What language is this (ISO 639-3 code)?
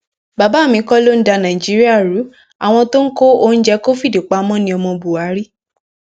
yor